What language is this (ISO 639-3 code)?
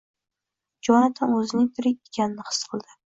uzb